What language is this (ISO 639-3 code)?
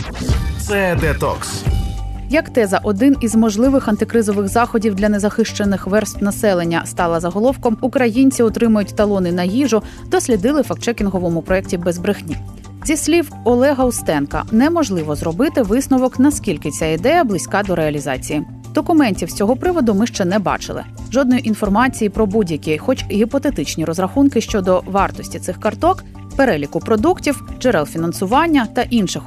ukr